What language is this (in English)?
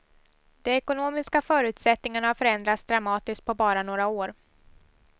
Swedish